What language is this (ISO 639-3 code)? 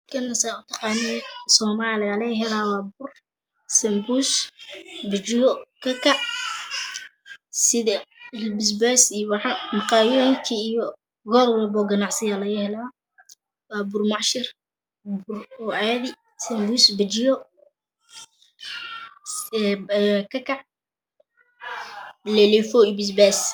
som